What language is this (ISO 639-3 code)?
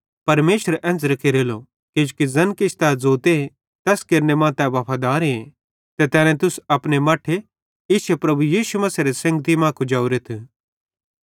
bhd